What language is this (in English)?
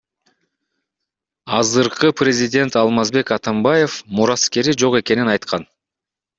Kyrgyz